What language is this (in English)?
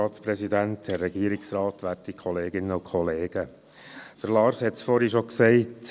Swiss German